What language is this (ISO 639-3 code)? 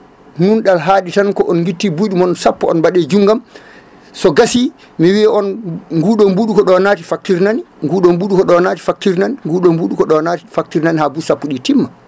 ful